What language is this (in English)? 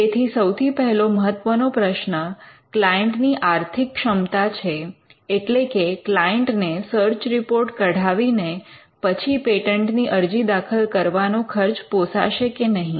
Gujarati